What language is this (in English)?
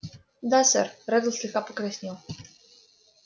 Russian